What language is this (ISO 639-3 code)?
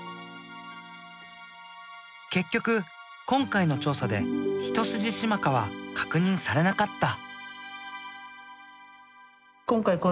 jpn